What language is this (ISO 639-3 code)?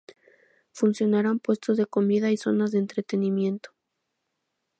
spa